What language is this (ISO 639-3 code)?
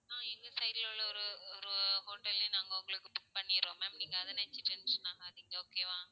tam